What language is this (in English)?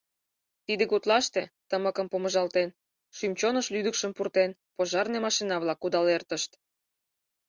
Mari